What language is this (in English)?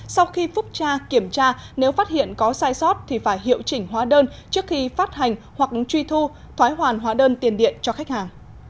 Vietnamese